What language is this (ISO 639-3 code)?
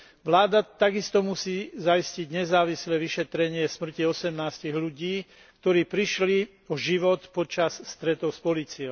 slk